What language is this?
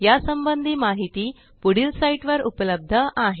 Marathi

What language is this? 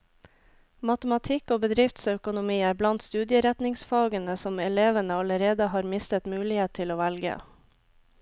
Norwegian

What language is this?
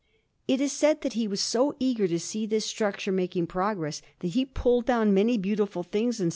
English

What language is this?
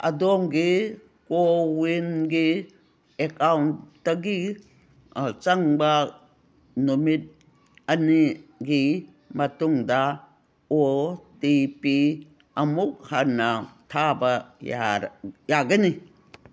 Manipuri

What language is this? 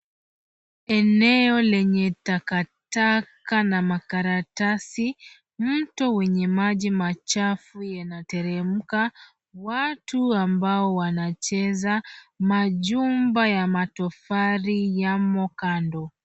Swahili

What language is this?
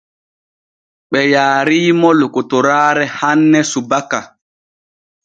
Borgu Fulfulde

